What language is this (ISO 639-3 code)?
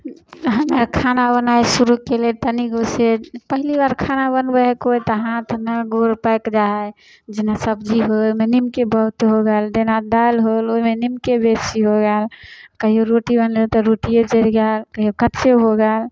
mai